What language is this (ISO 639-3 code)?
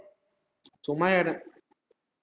tam